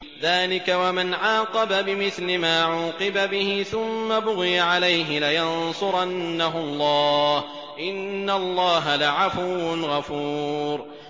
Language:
Arabic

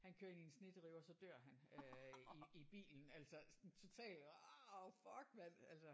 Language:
Danish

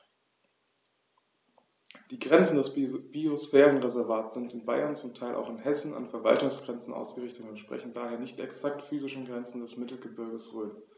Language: German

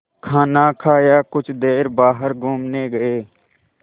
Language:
Hindi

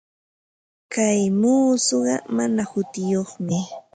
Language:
Ambo-Pasco Quechua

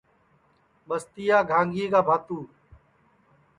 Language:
Sansi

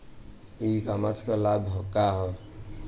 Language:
Bhojpuri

